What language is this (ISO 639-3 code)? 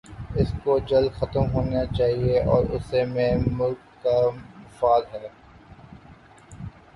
urd